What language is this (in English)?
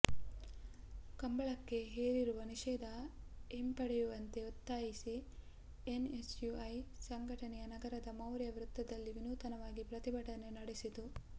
Kannada